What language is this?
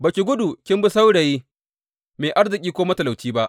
Hausa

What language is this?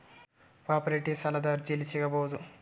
Kannada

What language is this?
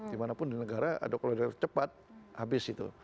Indonesian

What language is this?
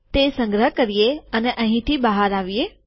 Gujarati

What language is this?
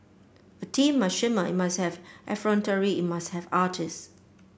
English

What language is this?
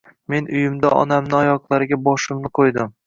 Uzbek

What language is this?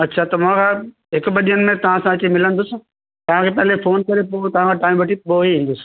Sindhi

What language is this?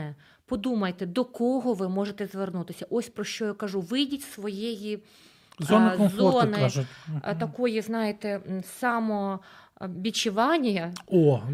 Ukrainian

